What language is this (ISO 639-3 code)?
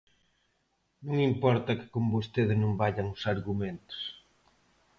glg